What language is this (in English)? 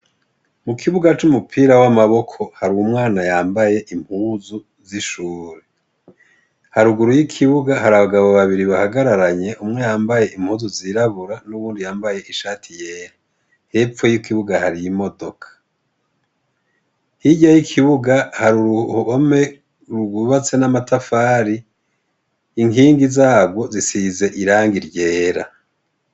Rundi